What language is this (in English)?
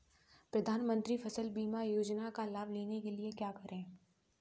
Hindi